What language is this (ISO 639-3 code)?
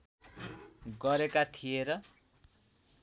nep